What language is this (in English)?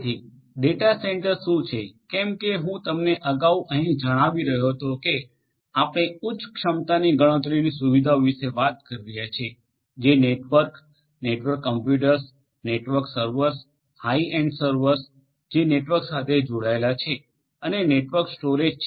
Gujarati